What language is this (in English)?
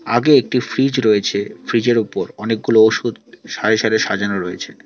Bangla